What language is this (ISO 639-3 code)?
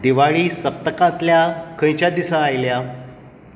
kok